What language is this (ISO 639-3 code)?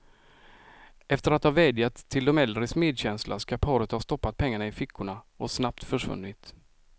swe